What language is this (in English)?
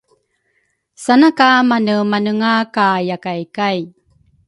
Rukai